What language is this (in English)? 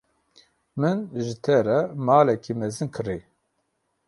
Kurdish